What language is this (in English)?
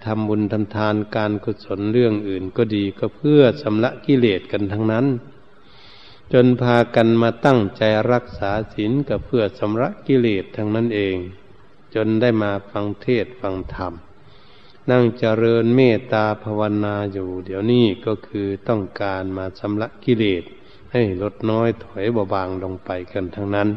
Thai